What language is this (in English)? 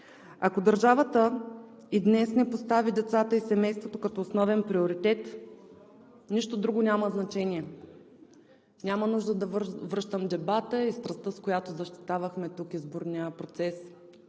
Bulgarian